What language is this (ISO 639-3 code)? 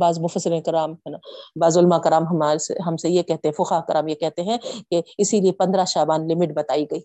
urd